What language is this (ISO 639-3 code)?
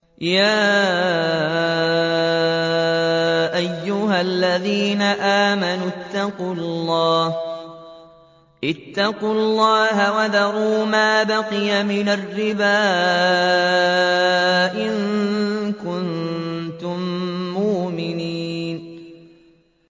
ara